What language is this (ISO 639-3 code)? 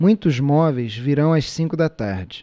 por